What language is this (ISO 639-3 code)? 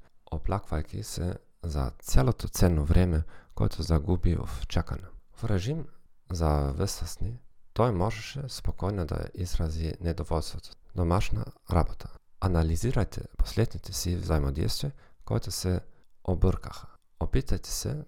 bul